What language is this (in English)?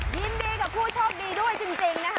Thai